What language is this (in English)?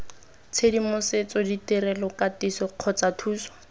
Tswana